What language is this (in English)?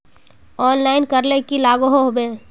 Magahi